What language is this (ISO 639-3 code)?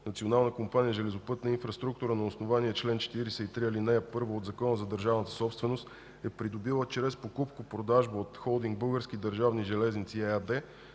bul